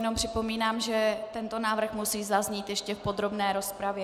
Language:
Czech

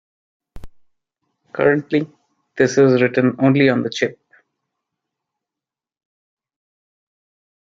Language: English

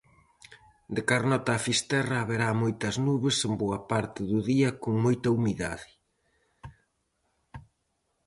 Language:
Galician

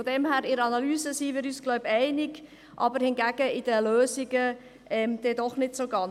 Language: Swiss German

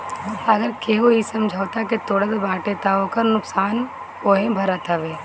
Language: Bhojpuri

